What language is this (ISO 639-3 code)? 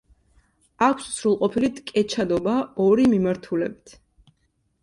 kat